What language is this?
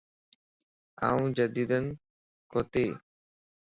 Lasi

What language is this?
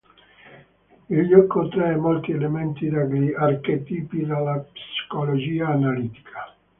Italian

